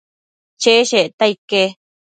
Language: Matsés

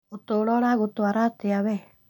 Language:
Kikuyu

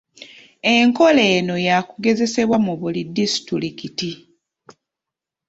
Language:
Ganda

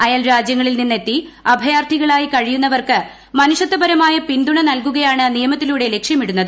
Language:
Malayalam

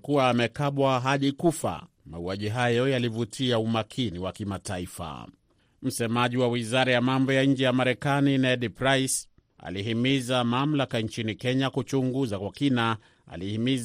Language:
Swahili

